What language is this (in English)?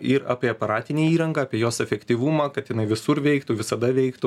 Lithuanian